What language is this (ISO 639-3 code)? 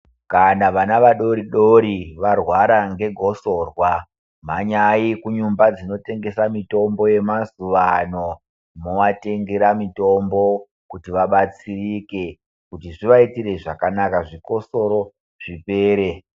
ndc